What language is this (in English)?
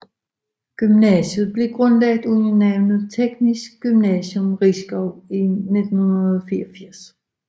Danish